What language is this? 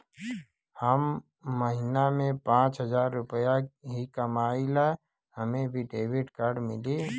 Bhojpuri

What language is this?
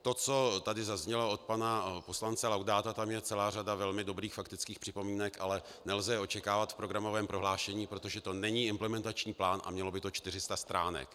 Czech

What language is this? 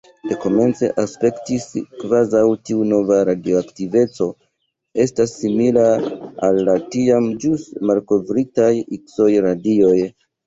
Esperanto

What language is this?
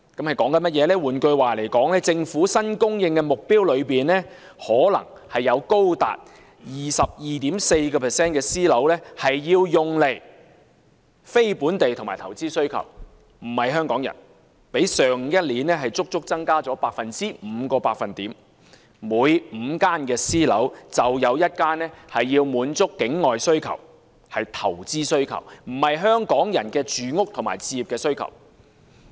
Cantonese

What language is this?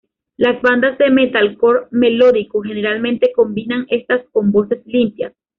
Spanish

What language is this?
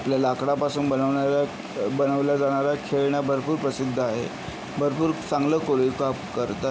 Marathi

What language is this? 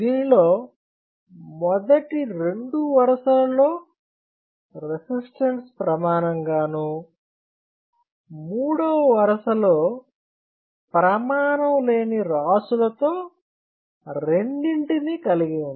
Telugu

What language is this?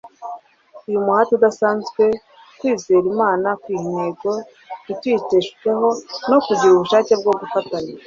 Kinyarwanda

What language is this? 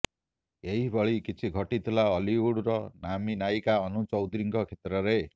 Odia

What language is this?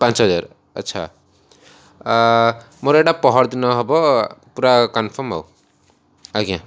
Odia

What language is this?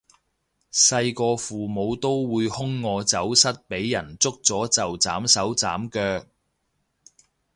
Cantonese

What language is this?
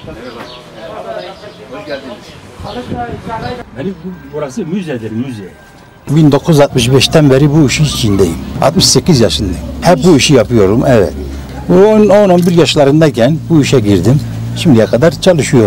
Turkish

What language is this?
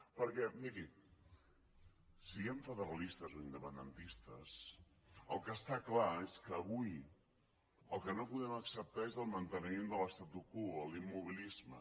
Catalan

